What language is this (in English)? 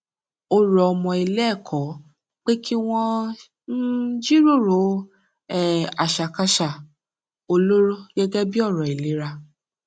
Yoruba